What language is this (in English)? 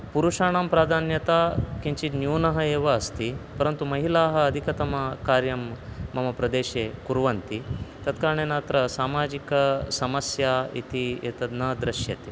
Sanskrit